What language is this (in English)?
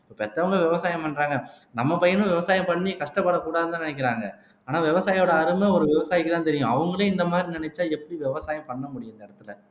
Tamil